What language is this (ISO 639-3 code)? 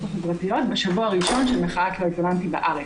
heb